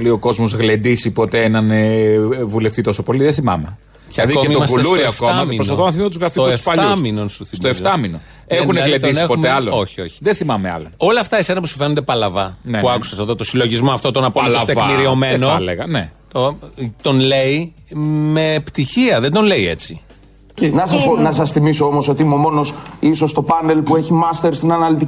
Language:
Greek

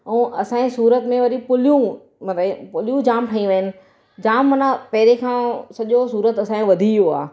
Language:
Sindhi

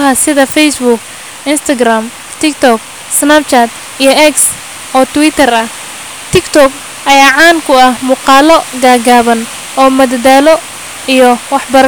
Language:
Somali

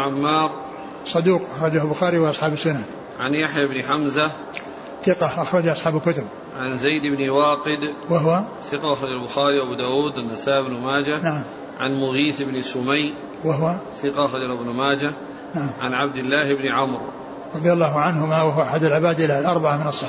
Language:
Arabic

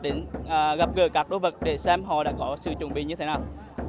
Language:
Vietnamese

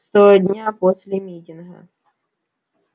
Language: Russian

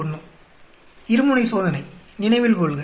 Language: Tamil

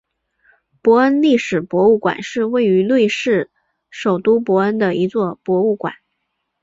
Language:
Chinese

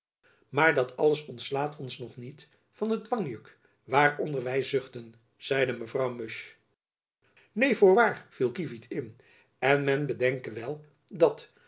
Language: Dutch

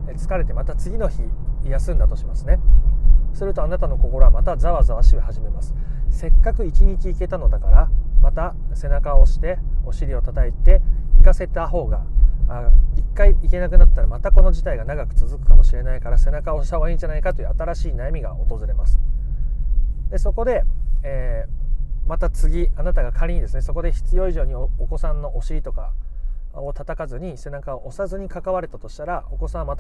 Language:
Japanese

